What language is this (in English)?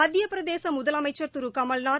Tamil